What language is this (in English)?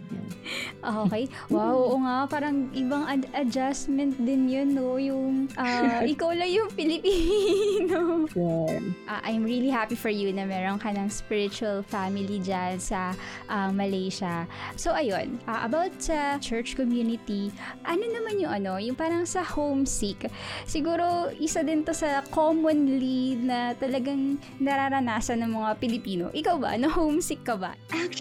Filipino